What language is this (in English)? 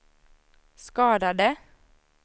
Swedish